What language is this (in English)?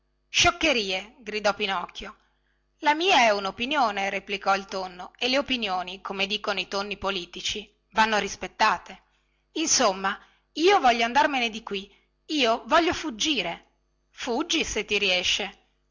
Italian